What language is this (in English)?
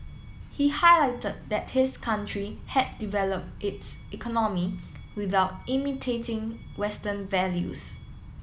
English